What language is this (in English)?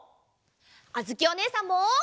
Japanese